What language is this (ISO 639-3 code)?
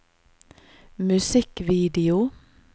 nor